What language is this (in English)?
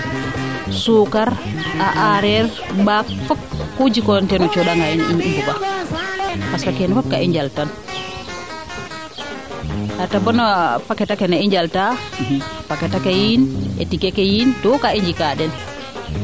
Serer